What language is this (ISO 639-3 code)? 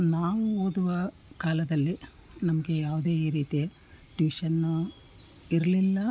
kan